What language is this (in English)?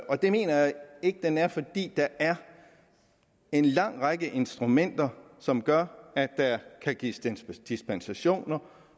Danish